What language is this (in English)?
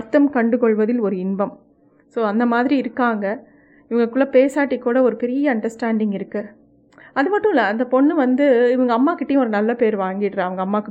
Tamil